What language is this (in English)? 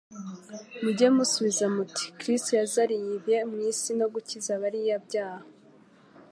Kinyarwanda